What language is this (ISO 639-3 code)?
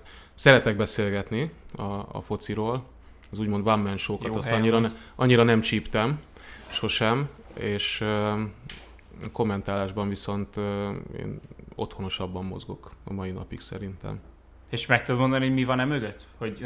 hun